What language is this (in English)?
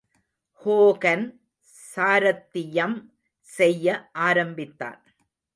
Tamil